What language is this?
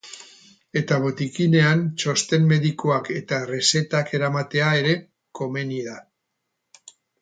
Basque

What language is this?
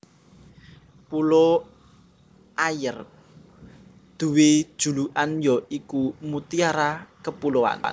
Javanese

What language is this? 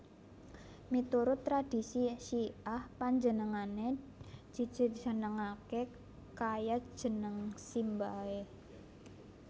Javanese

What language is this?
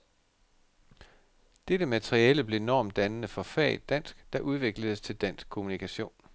Danish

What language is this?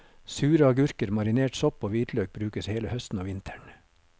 Norwegian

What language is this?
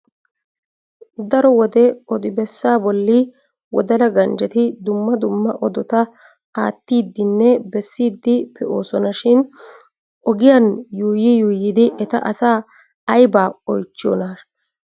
Wolaytta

